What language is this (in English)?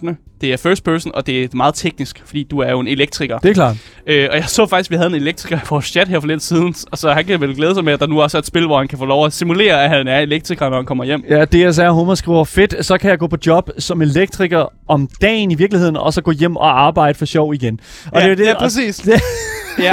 Danish